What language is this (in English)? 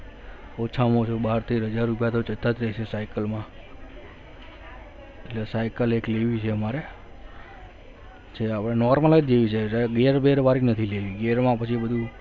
Gujarati